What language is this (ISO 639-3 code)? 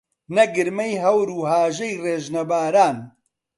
ckb